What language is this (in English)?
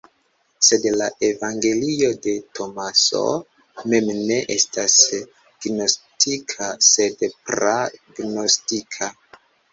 Esperanto